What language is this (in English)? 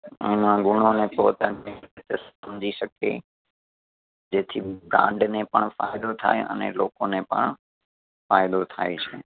Gujarati